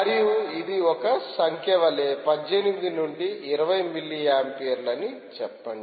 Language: Telugu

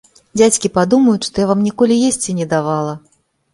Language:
Belarusian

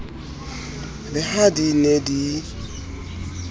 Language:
Southern Sotho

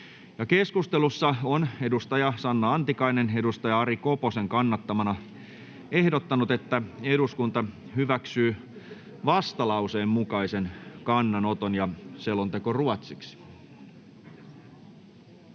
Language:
Finnish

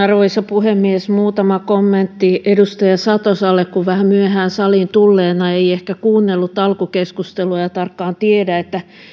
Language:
Finnish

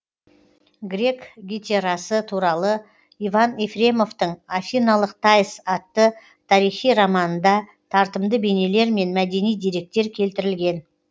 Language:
Kazakh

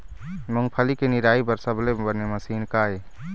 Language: Chhattisgarhi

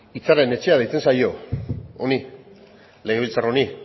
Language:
Basque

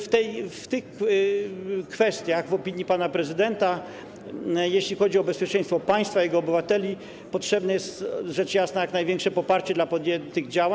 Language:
Polish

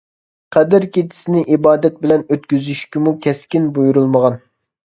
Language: Uyghur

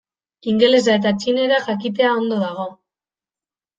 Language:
Basque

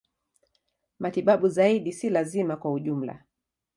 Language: Swahili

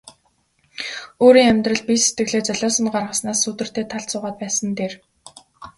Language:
Mongolian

